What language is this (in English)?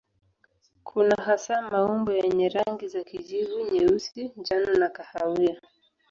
Swahili